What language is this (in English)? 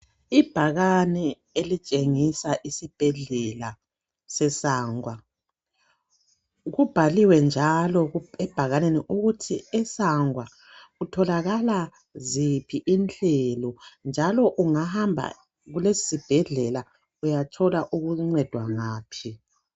North Ndebele